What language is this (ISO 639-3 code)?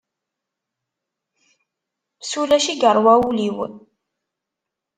kab